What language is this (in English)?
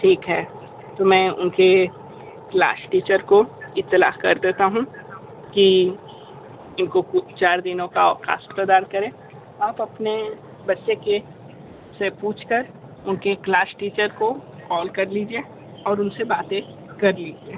Hindi